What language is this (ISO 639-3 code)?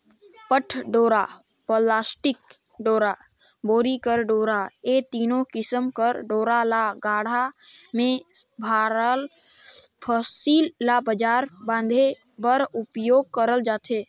hne